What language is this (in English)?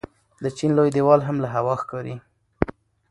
Pashto